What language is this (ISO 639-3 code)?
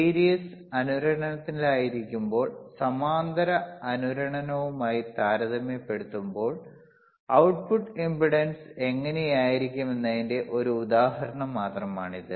mal